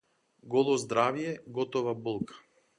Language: Macedonian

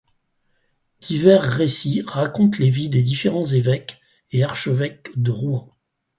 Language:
French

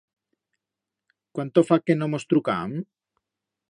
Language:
Aragonese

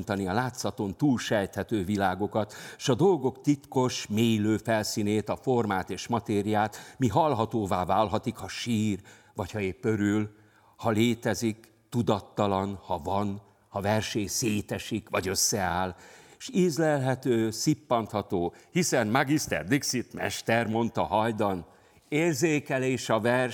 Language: Hungarian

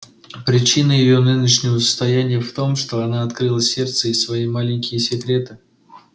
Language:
Russian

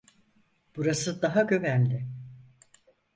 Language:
Turkish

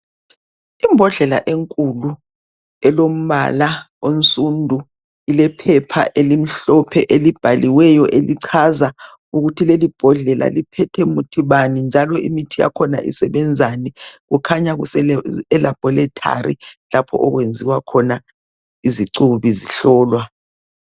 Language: North Ndebele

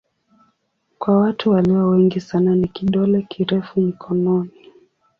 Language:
Swahili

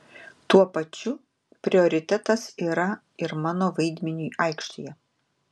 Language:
Lithuanian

